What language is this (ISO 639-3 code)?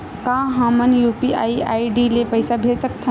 hne